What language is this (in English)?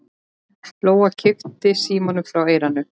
Icelandic